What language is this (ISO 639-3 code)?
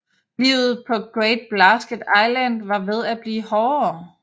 dan